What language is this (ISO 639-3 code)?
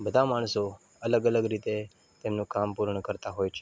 guj